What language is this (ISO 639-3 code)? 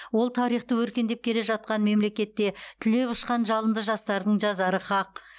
kaz